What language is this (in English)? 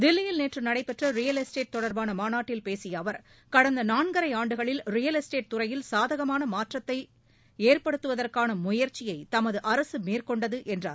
Tamil